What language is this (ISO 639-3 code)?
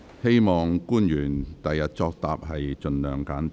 yue